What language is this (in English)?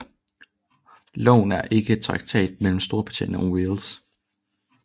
Danish